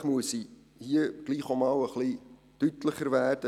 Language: Swiss German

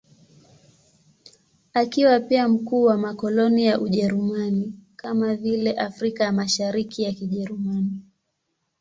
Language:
Swahili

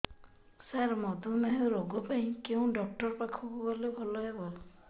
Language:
Odia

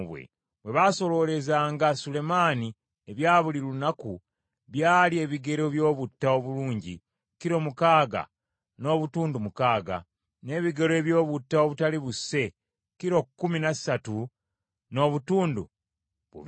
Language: Ganda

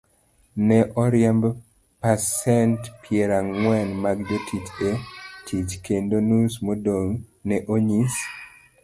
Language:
Luo (Kenya and Tanzania)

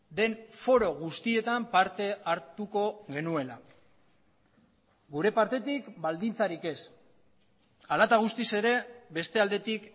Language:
Basque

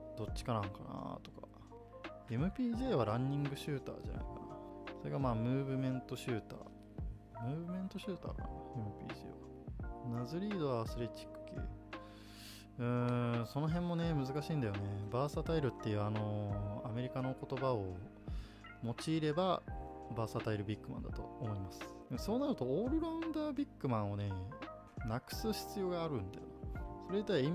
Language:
Japanese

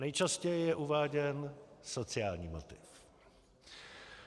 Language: Czech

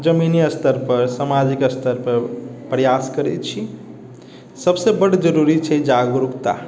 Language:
Maithili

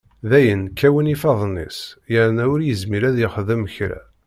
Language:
Kabyle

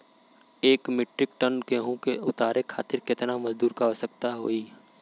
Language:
Bhojpuri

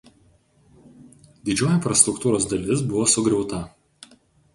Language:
Lithuanian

